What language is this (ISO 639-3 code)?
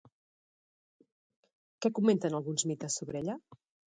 cat